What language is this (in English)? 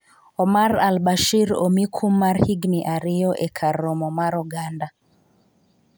Luo (Kenya and Tanzania)